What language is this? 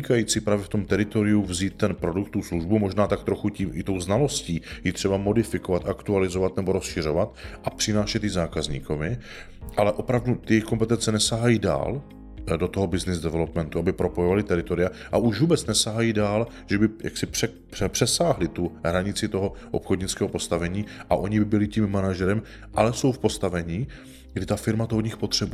Czech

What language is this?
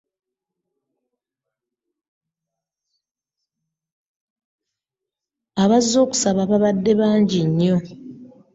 Ganda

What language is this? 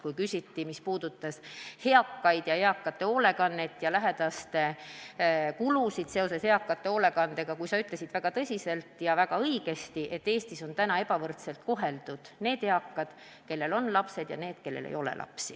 Estonian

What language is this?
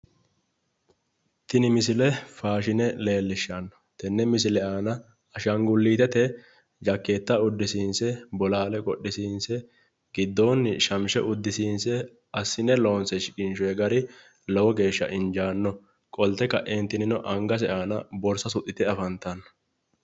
Sidamo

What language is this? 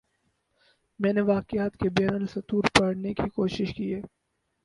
Urdu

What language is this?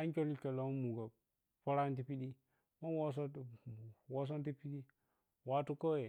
Piya-Kwonci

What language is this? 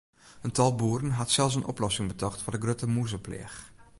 Western Frisian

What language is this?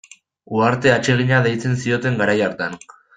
Basque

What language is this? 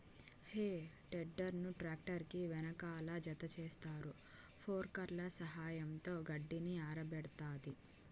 Telugu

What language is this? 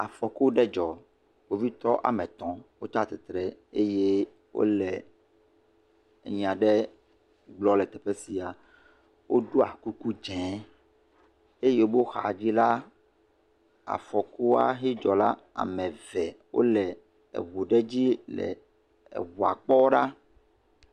Ewe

